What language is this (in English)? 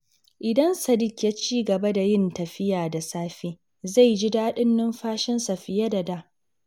Hausa